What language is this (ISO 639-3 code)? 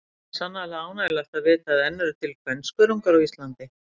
isl